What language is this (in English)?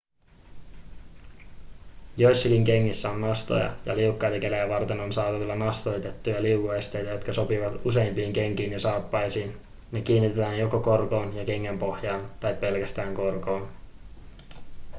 Finnish